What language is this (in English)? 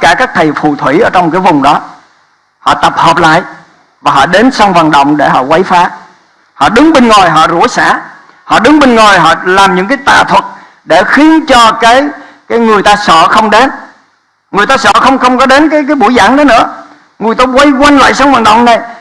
Vietnamese